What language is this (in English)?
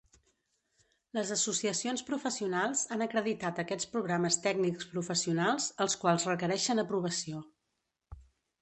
Catalan